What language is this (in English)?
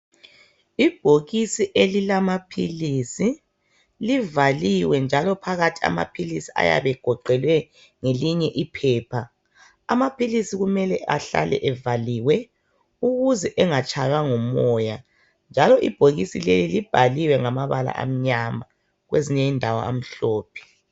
North Ndebele